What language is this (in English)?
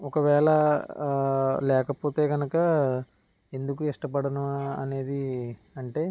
Telugu